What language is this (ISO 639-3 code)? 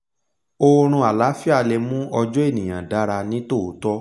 yor